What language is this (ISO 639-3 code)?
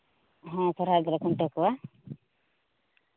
sat